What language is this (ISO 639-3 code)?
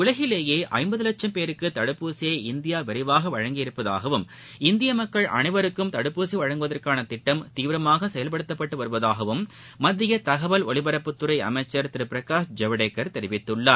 tam